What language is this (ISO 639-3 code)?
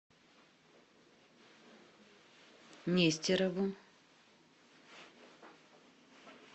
rus